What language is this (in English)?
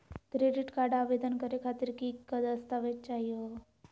Magahi